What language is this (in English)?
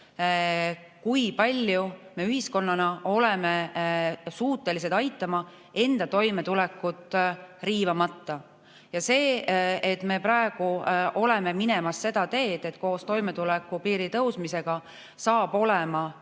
Estonian